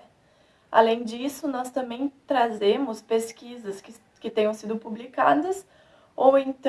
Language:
Portuguese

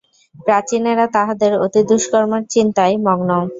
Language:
Bangla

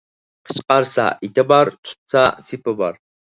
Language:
Uyghur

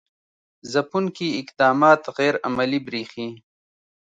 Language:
Pashto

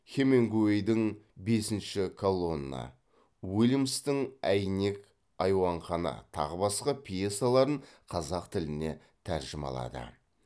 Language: Kazakh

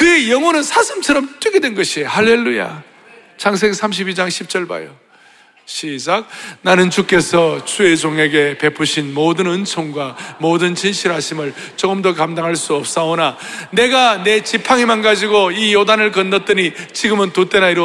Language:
Korean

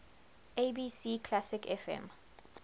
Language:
English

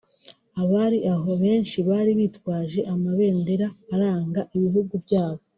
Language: Kinyarwanda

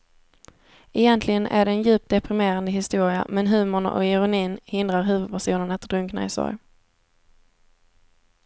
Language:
Swedish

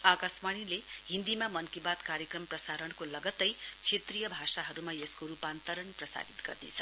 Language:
Nepali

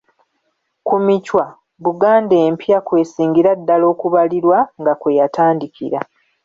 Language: Ganda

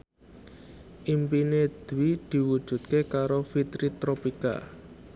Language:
Javanese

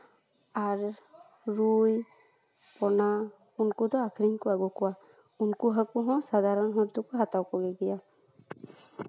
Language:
Santali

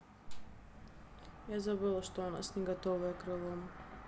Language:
Russian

